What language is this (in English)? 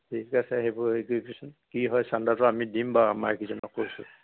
Assamese